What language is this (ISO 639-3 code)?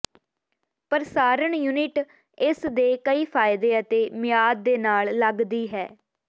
pan